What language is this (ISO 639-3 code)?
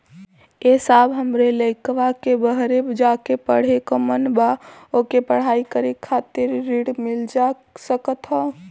bho